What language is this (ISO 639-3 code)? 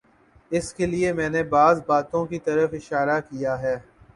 urd